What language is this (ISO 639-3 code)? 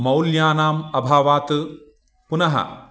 san